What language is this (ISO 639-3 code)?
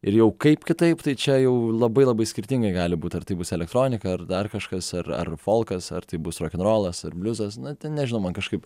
lit